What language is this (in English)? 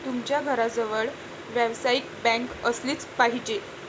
Marathi